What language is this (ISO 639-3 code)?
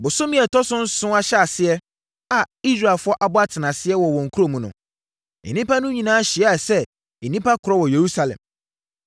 aka